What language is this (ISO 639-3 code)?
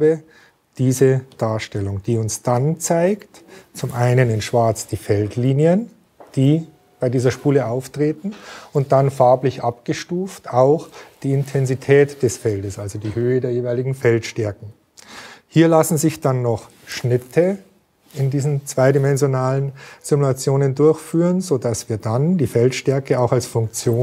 deu